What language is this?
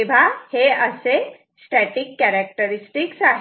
Marathi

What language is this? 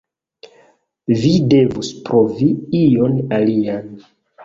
Esperanto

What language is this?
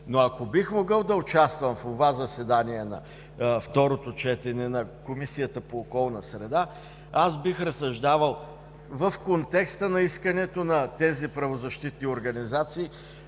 Bulgarian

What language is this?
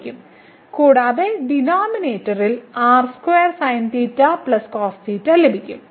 Malayalam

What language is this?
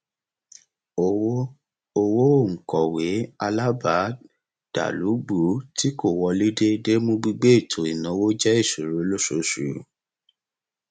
Yoruba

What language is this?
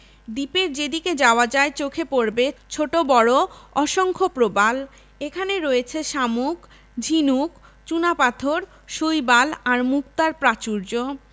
Bangla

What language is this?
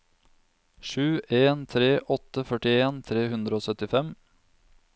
Norwegian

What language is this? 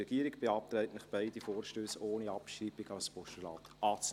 Swiss German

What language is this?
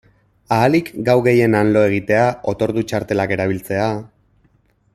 Basque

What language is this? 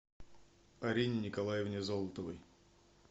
Russian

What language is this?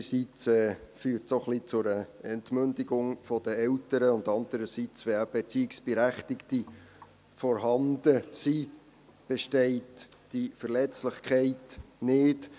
Swiss German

